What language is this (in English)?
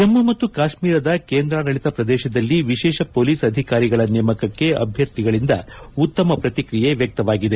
Kannada